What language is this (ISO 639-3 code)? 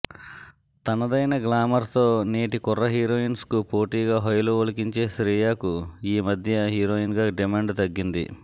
tel